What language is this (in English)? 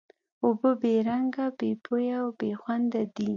Pashto